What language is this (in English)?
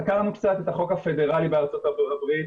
Hebrew